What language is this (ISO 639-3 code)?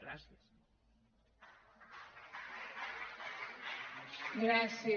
cat